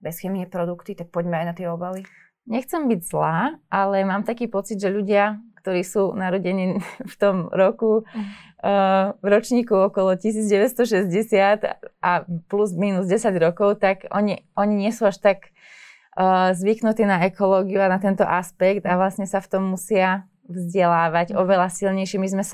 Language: Slovak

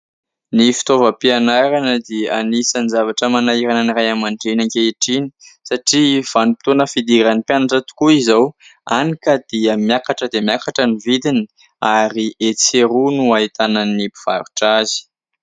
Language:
Malagasy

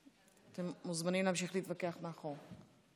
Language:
Hebrew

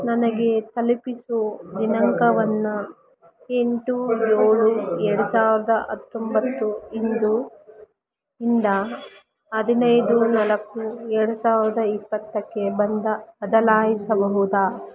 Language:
Kannada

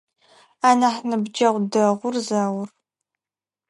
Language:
Adyghe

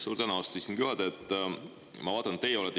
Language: Estonian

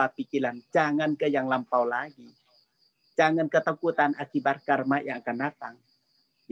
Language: Indonesian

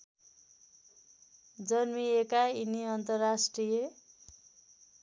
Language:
Nepali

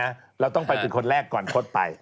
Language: Thai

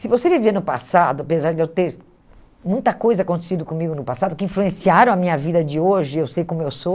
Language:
Portuguese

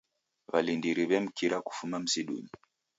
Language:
Taita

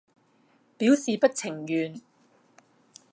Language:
Cantonese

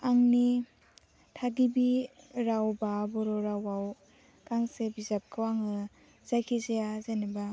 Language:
Bodo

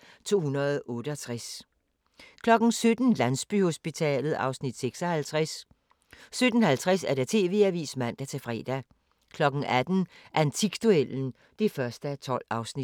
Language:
Danish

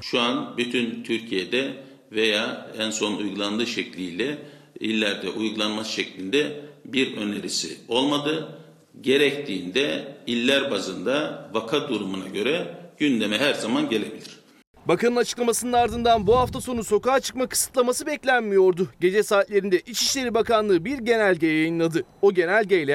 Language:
Turkish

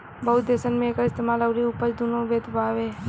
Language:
Bhojpuri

